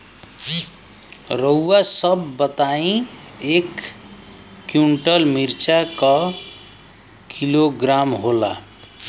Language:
Bhojpuri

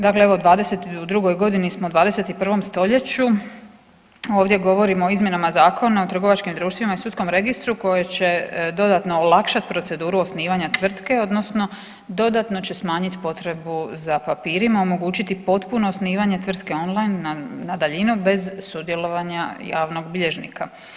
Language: Croatian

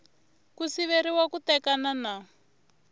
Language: Tsonga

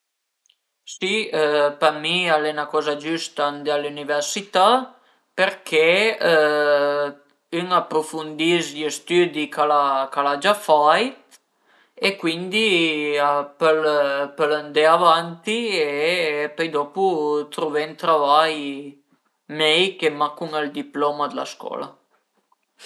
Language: Piedmontese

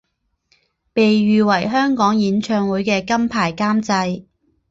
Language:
Chinese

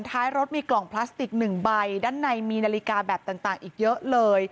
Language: Thai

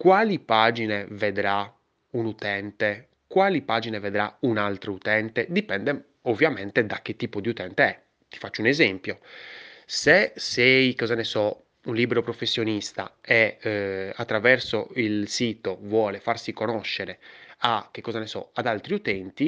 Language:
Italian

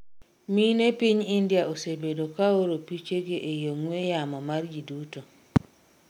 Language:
Luo (Kenya and Tanzania)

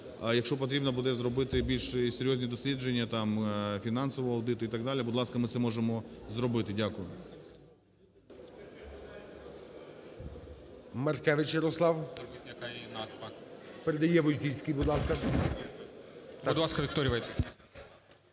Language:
Ukrainian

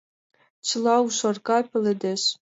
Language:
Mari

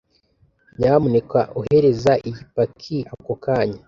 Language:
Kinyarwanda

